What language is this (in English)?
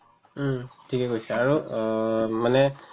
Assamese